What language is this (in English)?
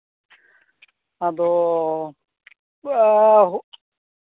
Santali